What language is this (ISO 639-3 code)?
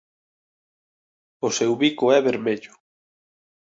glg